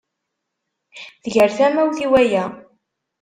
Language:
Kabyle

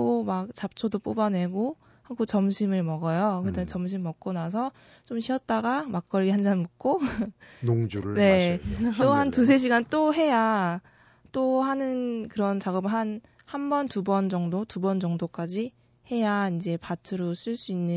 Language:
Korean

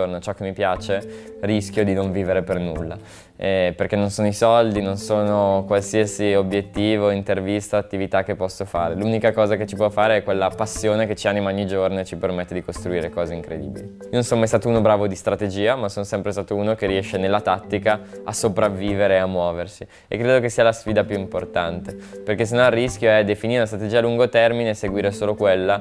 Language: Italian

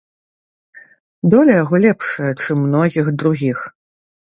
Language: Belarusian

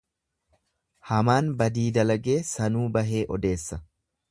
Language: Oromo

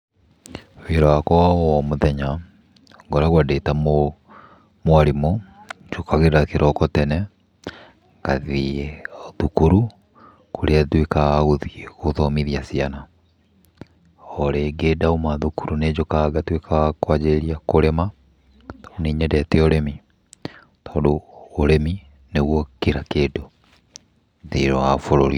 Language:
Kikuyu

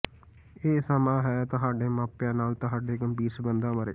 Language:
Punjabi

